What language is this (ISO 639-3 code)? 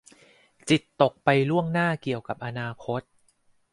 tha